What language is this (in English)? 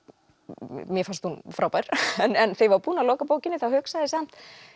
Icelandic